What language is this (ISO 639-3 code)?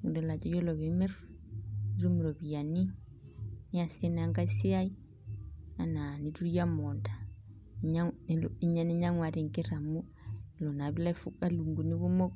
mas